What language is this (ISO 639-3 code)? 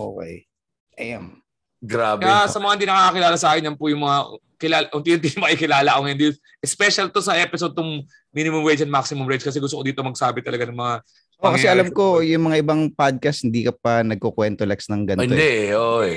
fil